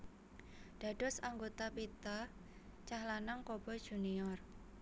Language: Javanese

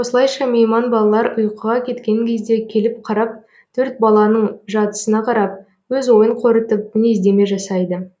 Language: Kazakh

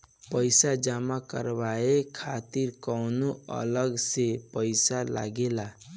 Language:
Bhojpuri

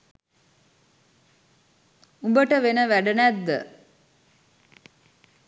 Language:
Sinhala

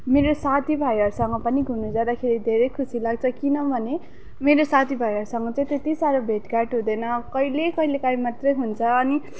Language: Nepali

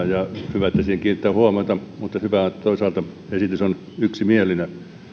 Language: Finnish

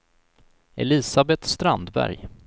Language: Swedish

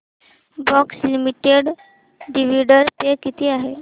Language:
Marathi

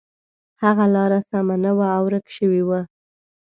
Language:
Pashto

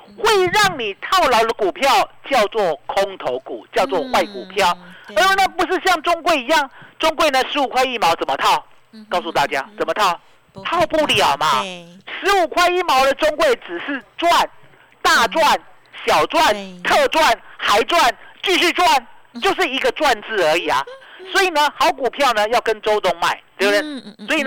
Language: Chinese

